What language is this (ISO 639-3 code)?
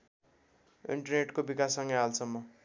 nep